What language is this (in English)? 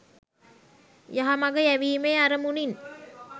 Sinhala